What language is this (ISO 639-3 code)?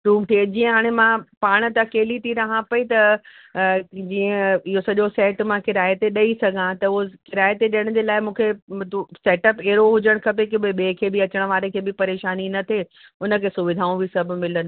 snd